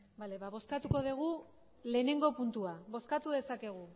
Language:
Basque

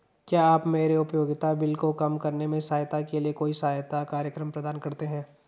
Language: Hindi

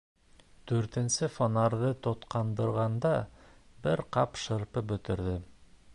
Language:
Bashkir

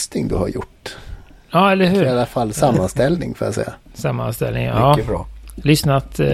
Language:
Swedish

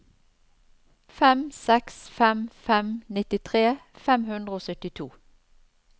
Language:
Norwegian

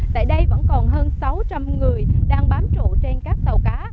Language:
Vietnamese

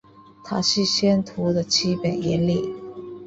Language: Chinese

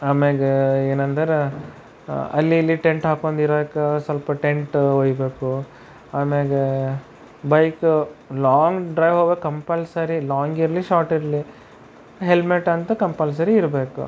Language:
Kannada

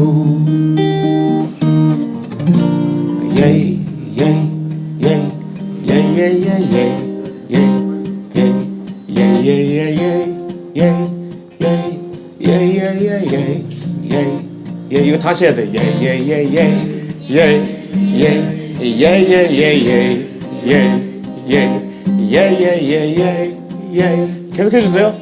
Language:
Korean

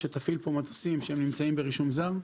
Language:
Hebrew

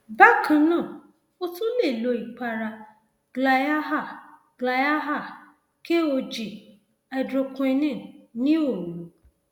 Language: Yoruba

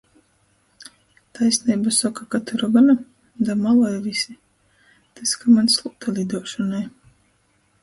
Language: Latgalian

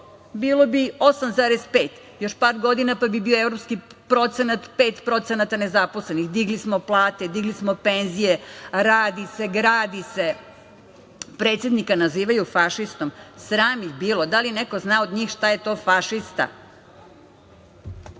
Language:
Serbian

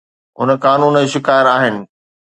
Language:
Sindhi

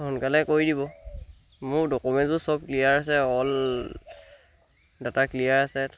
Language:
Assamese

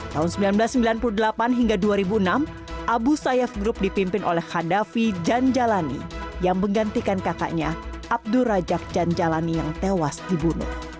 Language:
Indonesian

